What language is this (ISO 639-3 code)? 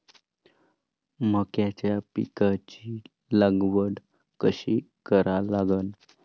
mar